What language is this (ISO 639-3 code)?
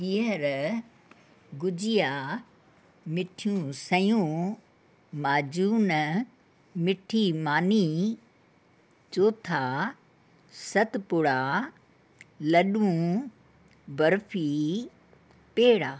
snd